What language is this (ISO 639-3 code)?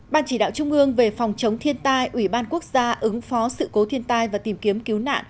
vie